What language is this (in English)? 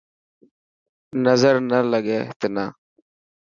Dhatki